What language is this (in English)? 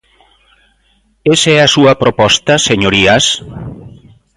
Galician